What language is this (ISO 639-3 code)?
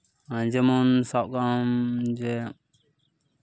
sat